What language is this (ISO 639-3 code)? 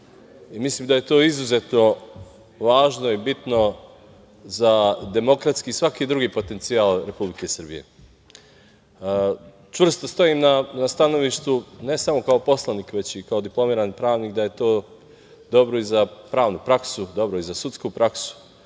srp